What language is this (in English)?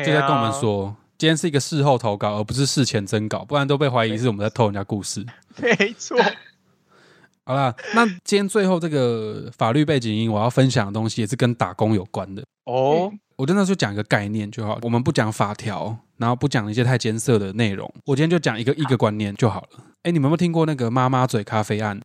Chinese